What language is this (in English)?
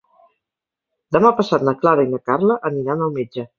Catalan